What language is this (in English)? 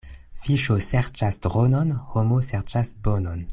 Esperanto